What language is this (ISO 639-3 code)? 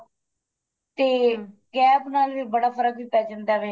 pan